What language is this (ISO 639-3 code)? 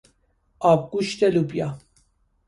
fas